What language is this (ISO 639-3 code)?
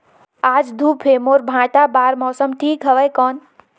hne